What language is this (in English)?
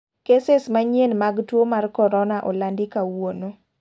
Luo (Kenya and Tanzania)